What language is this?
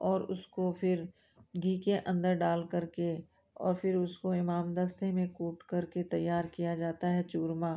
Hindi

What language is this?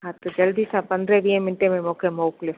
Sindhi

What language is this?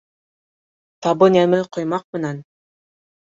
Bashkir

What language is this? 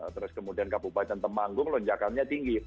Indonesian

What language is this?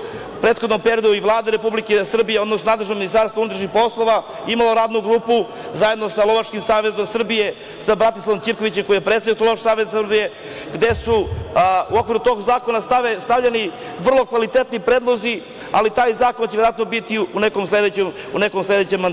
Serbian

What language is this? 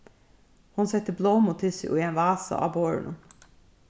Faroese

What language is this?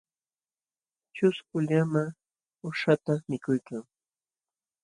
Jauja Wanca Quechua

